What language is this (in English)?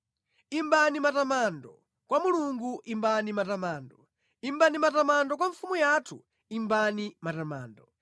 Nyanja